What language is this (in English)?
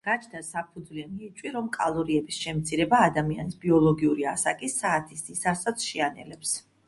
Georgian